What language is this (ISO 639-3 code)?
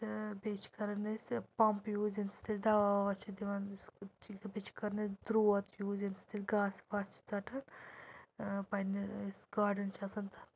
kas